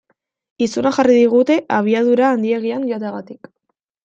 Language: Basque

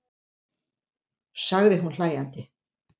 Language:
Icelandic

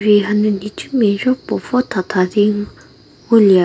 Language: Angami Naga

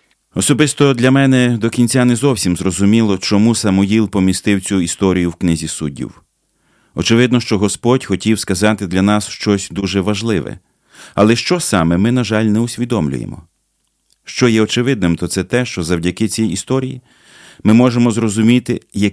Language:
Ukrainian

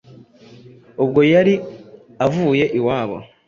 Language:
Kinyarwanda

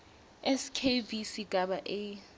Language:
Swati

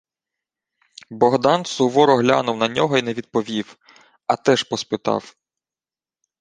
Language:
Ukrainian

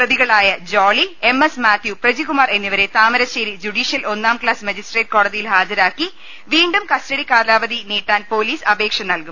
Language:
Malayalam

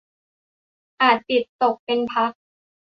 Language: Thai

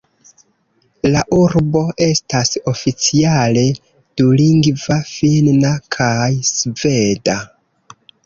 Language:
Esperanto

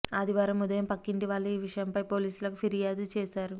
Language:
Telugu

